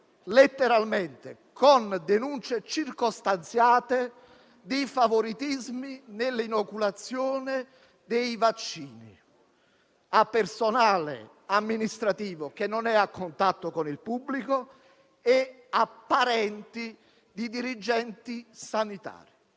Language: Italian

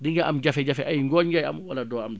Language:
Wolof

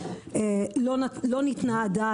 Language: Hebrew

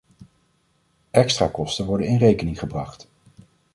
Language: Dutch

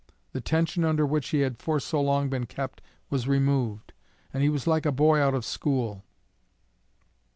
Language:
English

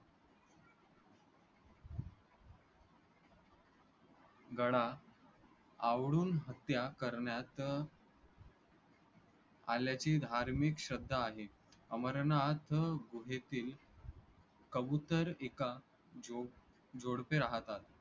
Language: Marathi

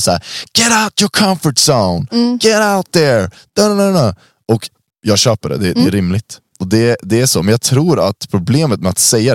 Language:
Swedish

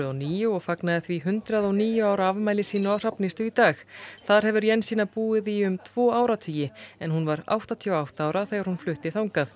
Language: Icelandic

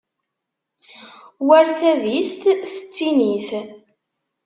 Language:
Kabyle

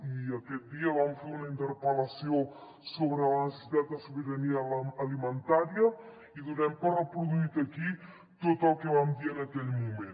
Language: Catalan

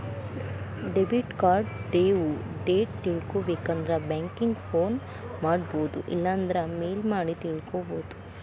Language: Kannada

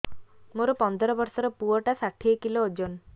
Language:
Odia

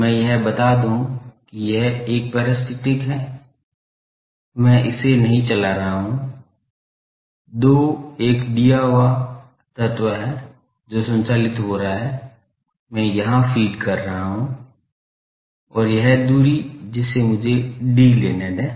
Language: Hindi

